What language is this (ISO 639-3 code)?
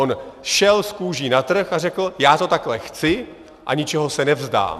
ces